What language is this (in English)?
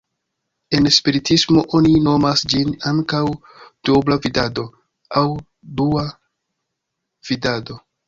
Esperanto